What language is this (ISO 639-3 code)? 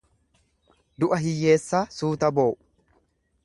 orm